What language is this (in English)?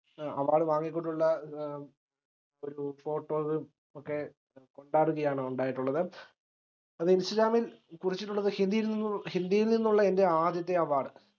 Malayalam